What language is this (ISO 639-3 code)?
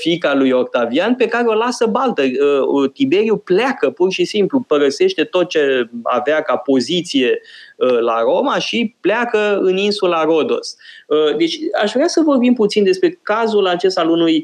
ron